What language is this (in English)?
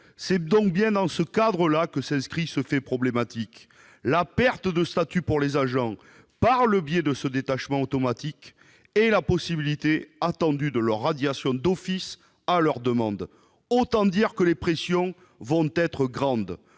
French